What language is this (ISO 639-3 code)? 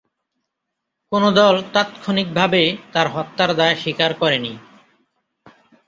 ben